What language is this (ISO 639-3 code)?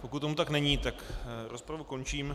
ces